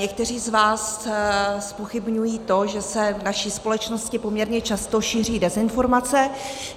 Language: Czech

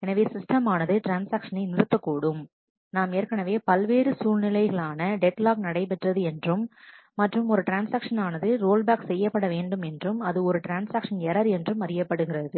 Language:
Tamil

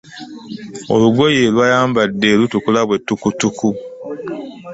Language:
Ganda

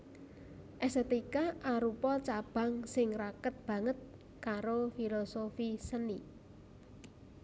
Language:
Javanese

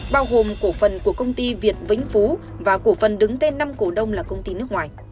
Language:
Vietnamese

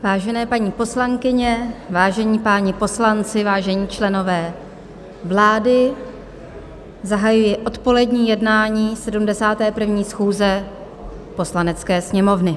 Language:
Czech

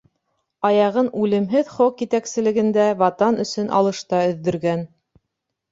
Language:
Bashkir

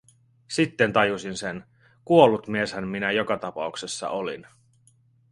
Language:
Finnish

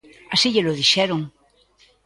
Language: Galician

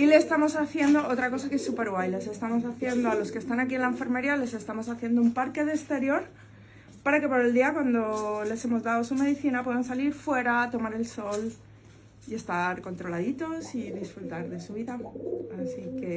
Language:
Spanish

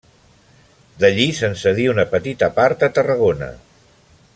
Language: Catalan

